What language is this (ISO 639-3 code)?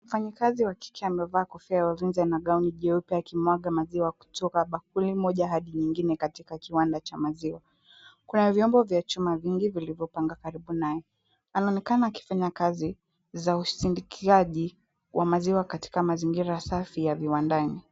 swa